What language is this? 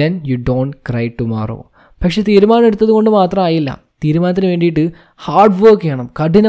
Malayalam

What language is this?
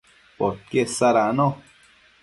Matsés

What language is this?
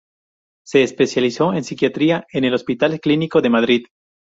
Spanish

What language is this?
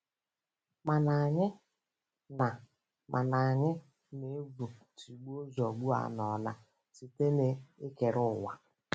Igbo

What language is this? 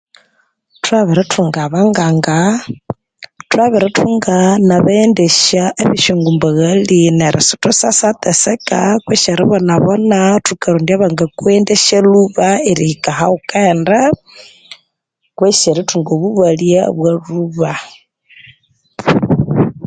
Konzo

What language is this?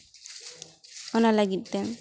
Santali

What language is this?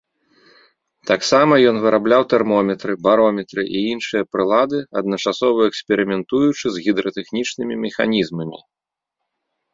Belarusian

